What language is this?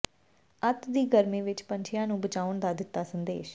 Punjabi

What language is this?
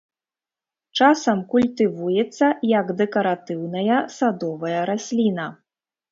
Belarusian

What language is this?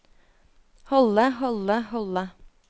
Norwegian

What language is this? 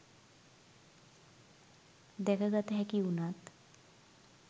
Sinhala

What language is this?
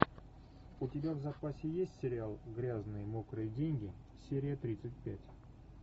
Russian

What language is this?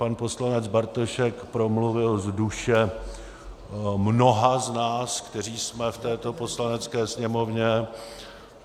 Czech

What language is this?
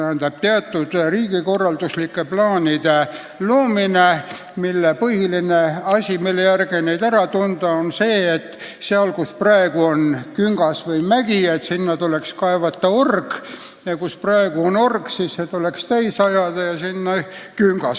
Estonian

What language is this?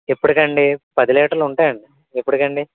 Telugu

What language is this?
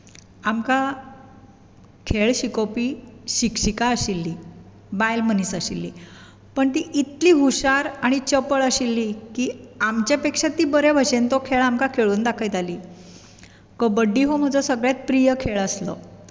Konkani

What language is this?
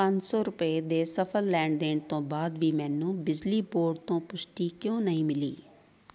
Punjabi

